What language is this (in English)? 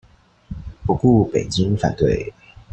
Chinese